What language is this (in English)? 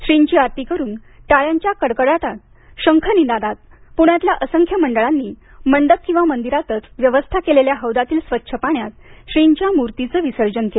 Marathi